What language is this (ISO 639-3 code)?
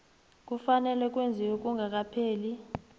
nbl